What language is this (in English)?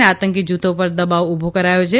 Gujarati